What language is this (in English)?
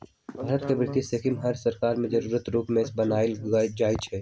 Magahi